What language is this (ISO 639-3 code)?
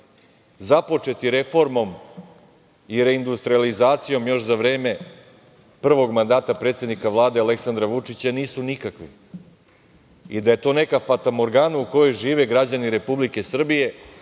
srp